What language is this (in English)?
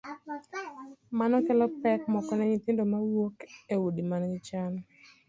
Luo (Kenya and Tanzania)